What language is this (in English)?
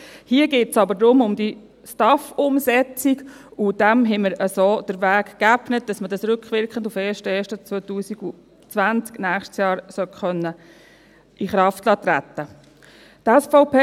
Swiss German